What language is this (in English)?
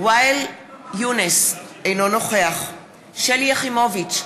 Hebrew